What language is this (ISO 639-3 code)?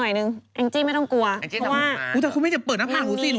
tha